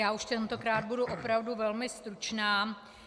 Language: Czech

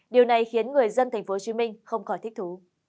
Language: Vietnamese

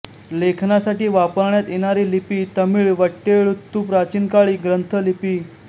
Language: Marathi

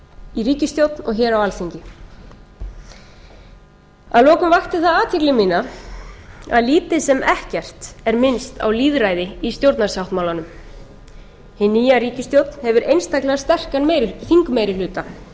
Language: Icelandic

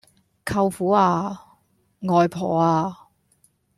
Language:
Cantonese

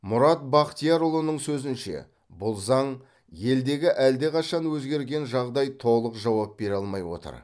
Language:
Kazakh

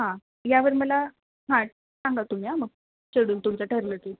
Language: Marathi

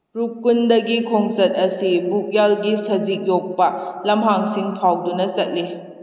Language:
Manipuri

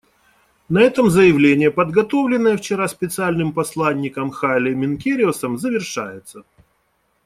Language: Russian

